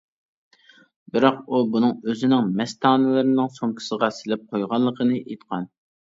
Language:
Uyghur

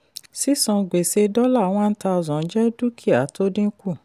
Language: Yoruba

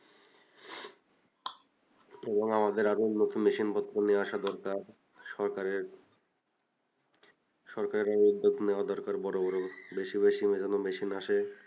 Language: Bangla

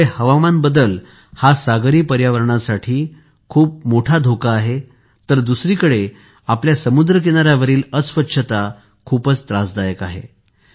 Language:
Marathi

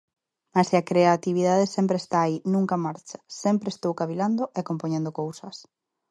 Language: Galician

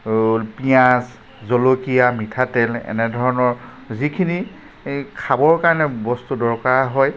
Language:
Assamese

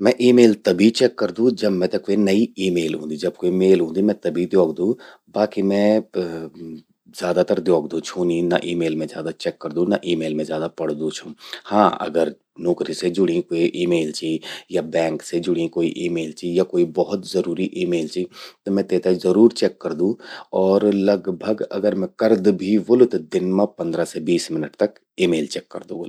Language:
Garhwali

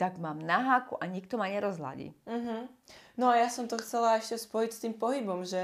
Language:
Slovak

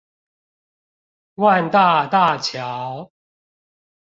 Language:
Chinese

